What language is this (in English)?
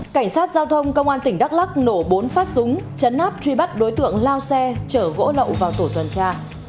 Vietnamese